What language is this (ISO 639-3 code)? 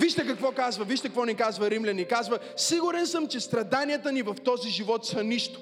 bul